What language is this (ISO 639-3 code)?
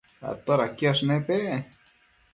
mcf